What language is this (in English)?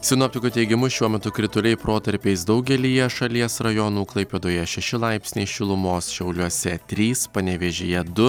Lithuanian